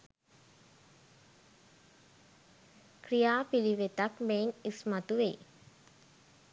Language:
Sinhala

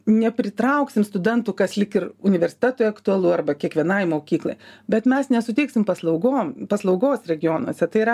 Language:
Lithuanian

